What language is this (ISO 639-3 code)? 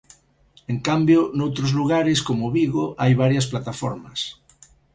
glg